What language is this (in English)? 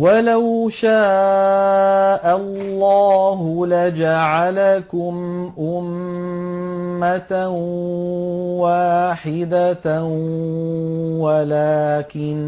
Arabic